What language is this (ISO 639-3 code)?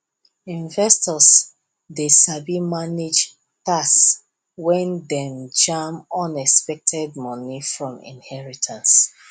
pcm